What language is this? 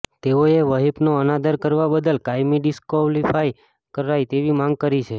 Gujarati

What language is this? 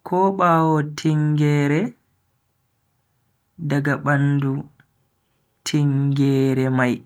Bagirmi Fulfulde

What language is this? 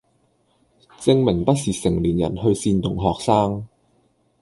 Cantonese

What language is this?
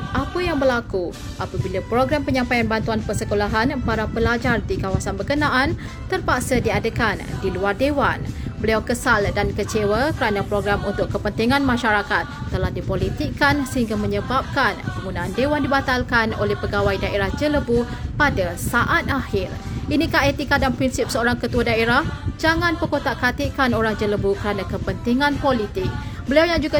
Malay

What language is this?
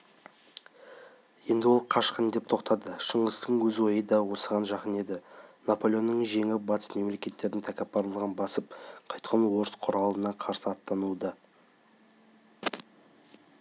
Kazakh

